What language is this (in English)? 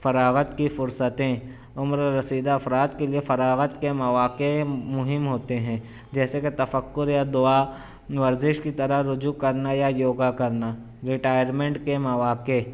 Urdu